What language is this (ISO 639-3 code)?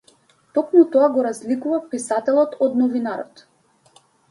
mkd